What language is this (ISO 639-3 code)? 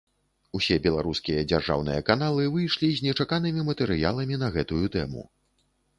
bel